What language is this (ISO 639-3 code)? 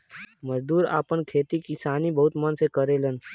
bho